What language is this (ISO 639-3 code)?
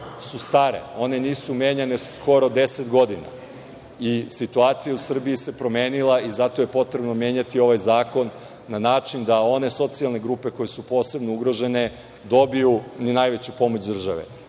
srp